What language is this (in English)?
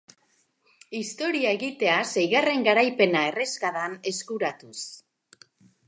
Basque